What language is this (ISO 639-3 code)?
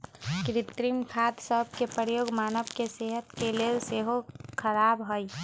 mag